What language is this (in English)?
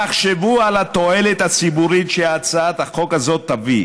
Hebrew